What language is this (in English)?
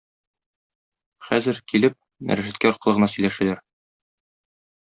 Tatar